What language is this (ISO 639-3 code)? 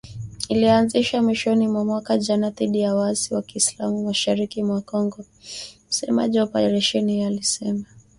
swa